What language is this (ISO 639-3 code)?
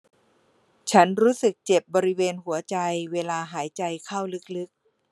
tha